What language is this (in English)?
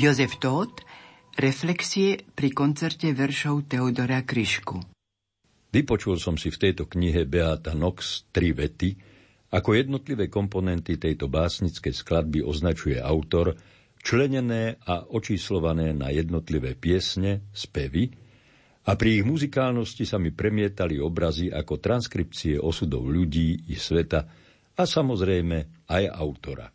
Slovak